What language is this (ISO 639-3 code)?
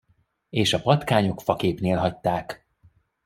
hun